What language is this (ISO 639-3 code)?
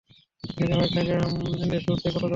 ben